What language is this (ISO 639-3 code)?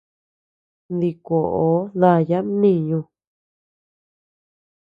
cux